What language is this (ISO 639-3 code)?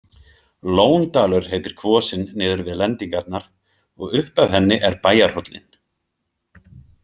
isl